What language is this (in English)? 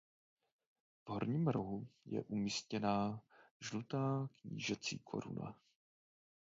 Czech